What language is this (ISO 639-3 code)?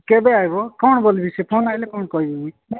ori